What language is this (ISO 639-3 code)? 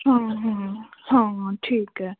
pan